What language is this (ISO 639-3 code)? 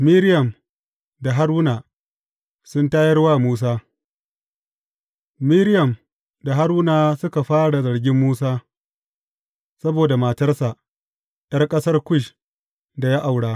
hau